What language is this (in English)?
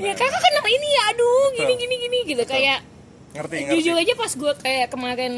Indonesian